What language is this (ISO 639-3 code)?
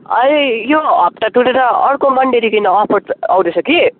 nep